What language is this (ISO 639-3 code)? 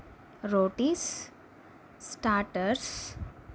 tel